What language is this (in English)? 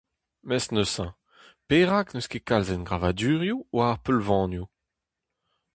Breton